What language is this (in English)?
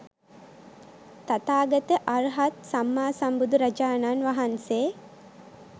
Sinhala